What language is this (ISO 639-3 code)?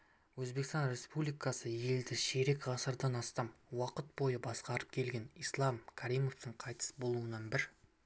kaz